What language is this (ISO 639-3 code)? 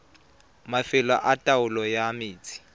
tsn